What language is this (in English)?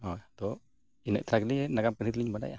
Santali